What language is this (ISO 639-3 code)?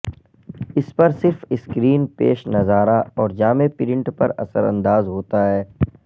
urd